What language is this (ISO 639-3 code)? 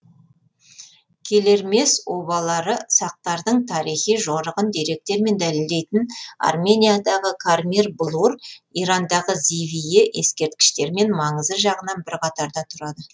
kaz